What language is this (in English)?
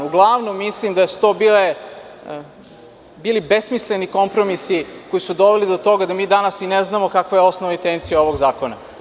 Serbian